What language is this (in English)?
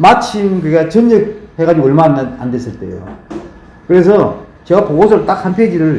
Korean